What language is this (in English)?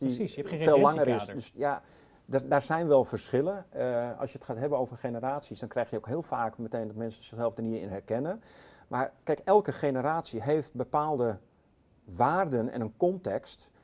Dutch